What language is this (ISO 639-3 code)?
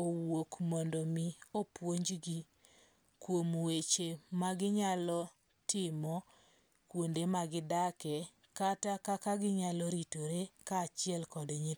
luo